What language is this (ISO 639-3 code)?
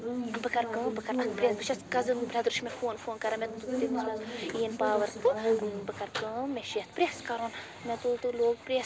kas